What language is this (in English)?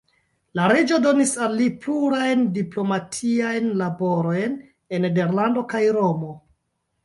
Esperanto